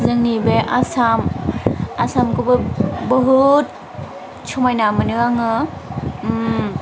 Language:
Bodo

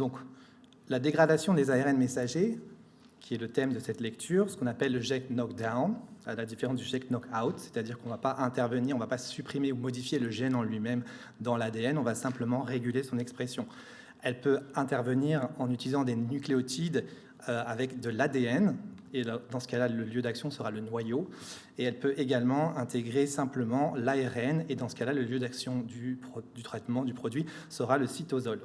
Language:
French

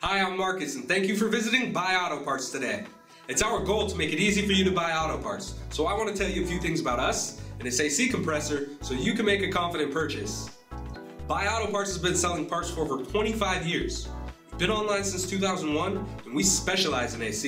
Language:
English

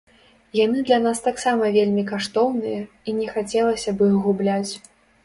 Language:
Belarusian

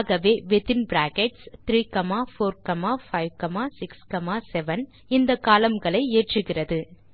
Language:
Tamil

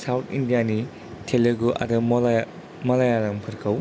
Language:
Bodo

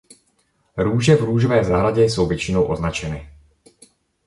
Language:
Czech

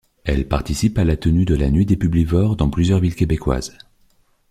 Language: French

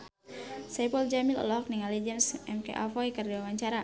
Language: Sundanese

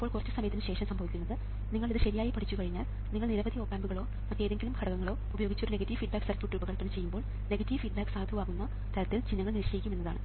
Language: Malayalam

